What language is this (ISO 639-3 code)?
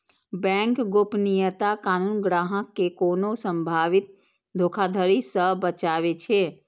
mai